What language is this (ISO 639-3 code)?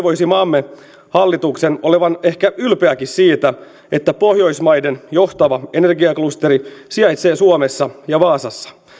fin